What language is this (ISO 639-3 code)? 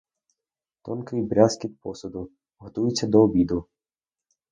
ukr